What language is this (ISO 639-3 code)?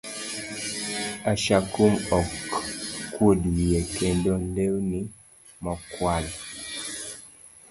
luo